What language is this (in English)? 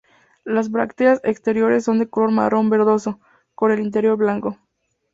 Spanish